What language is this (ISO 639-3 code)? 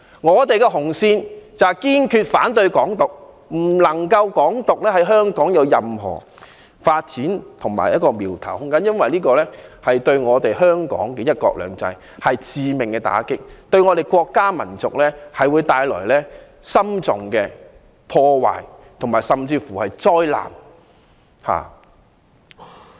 yue